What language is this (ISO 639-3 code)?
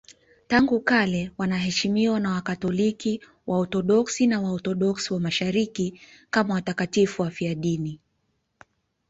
swa